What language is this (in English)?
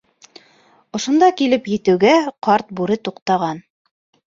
Bashkir